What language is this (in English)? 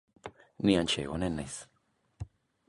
Basque